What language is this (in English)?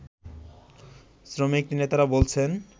Bangla